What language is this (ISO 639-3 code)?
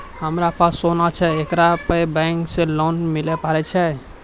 mai